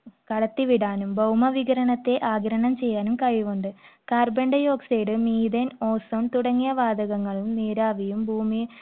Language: Malayalam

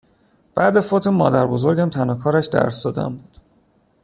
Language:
Persian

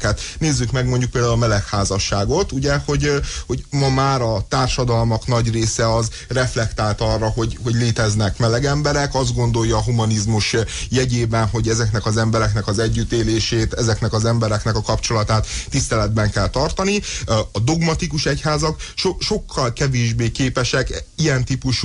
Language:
Hungarian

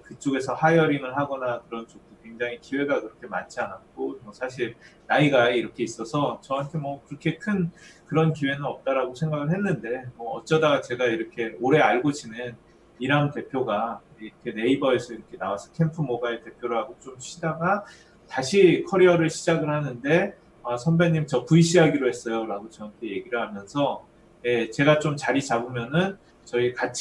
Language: Korean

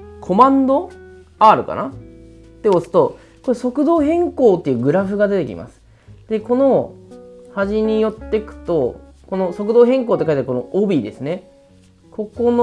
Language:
Japanese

